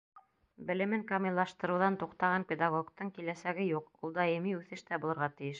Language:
Bashkir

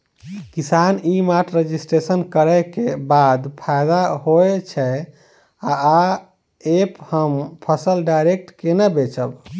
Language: Maithili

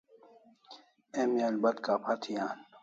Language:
Kalasha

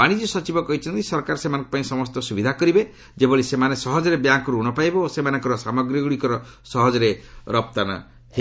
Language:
Odia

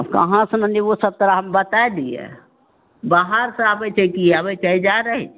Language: Maithili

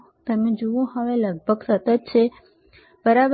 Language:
Gujarati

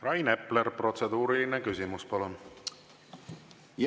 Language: Estonian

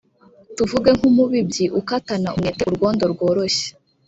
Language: Kinyarwanda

